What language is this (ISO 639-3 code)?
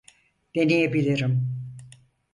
tur